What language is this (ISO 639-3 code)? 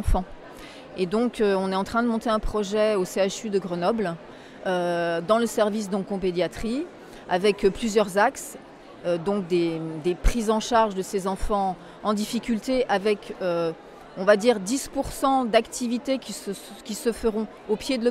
fra